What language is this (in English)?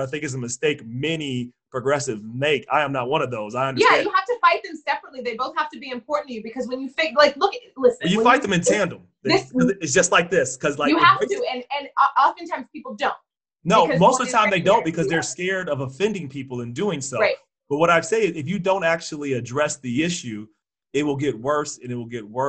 English